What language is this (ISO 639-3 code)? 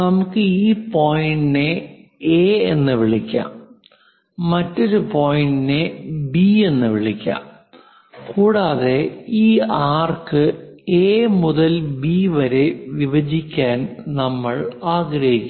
mal